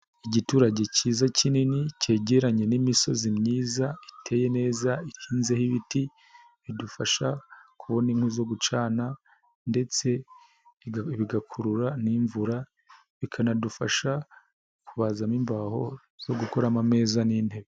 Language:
Kinyarwanda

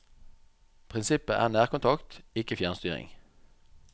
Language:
Norwegian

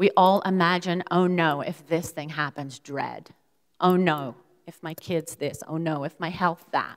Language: English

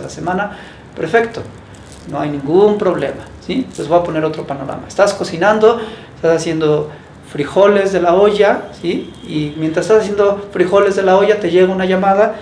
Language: Spanish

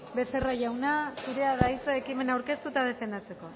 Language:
Basque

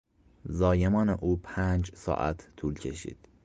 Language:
Persian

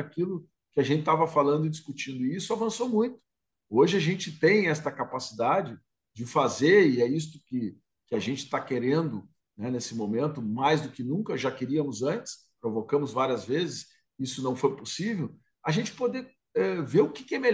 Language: Portuguese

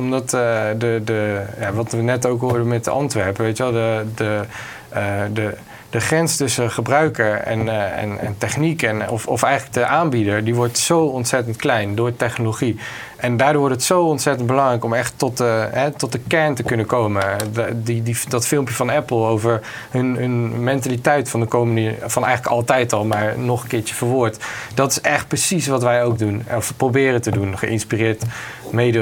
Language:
Dutch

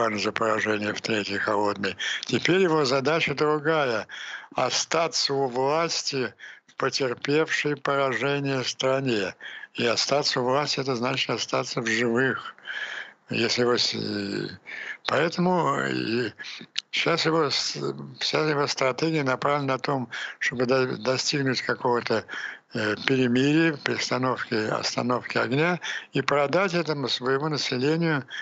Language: Russian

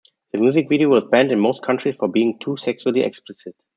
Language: English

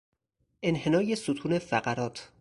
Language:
Persian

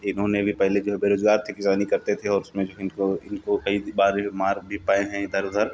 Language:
Hindi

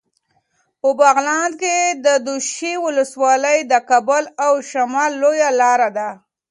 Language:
Pashto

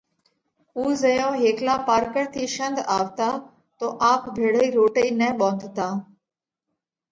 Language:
Parkari Koli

